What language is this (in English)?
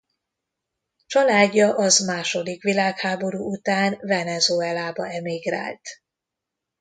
Hungarian